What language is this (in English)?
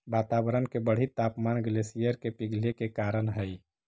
Magahi